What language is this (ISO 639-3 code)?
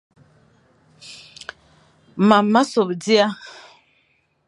fan